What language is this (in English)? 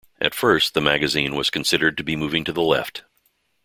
English